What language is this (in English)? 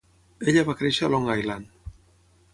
Catalan